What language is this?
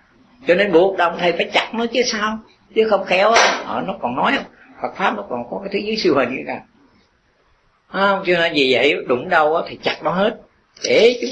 Vietnamese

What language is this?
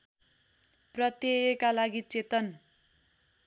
Nepali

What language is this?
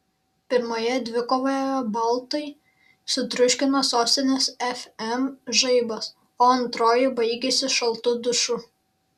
Lithuanian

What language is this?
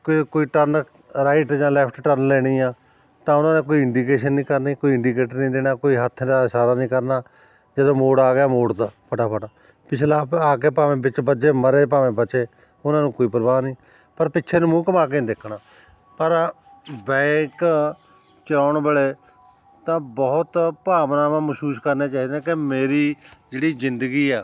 Punjabi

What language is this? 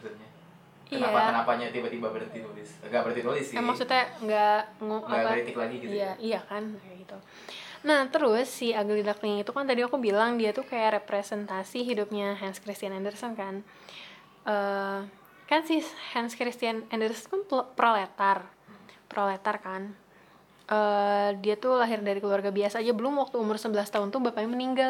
Indonesian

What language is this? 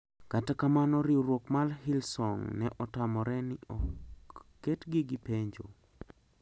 Luo (Kenya and Tanzania)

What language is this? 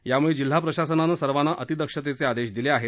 Marathi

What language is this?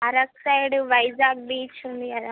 Telugu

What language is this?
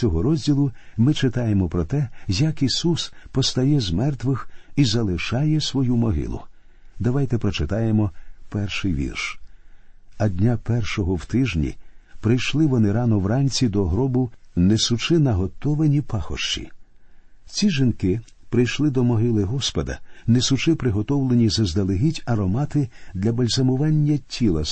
Ukrainian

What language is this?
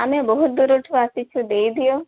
Odia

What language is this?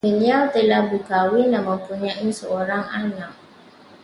Malay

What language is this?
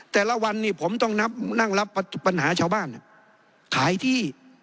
Thai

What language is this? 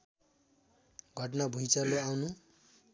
Nepali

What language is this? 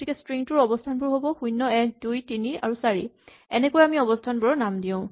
Assamese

